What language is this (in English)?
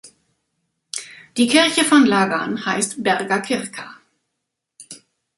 German